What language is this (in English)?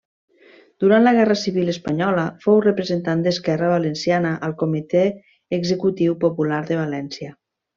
Catalan